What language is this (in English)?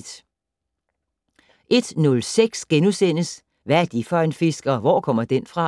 Danish